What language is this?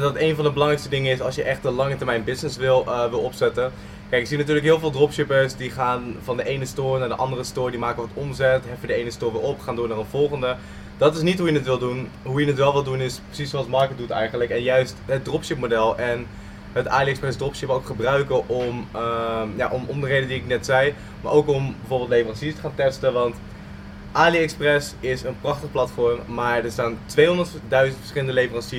Dutch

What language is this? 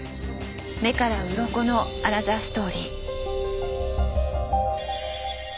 Japanese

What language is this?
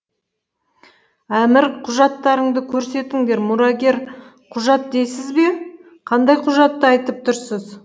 Kazakh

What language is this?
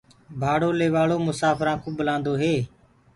Gurgula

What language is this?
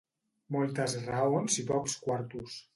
Catalan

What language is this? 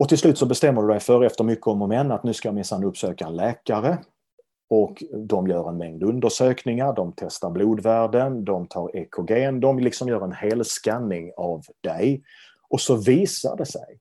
Swedish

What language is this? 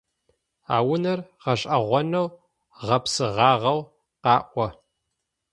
Adyghe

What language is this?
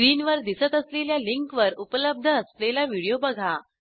Marathi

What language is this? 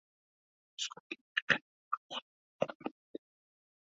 Uzbek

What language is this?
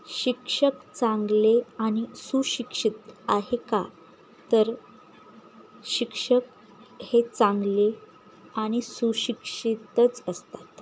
Marathi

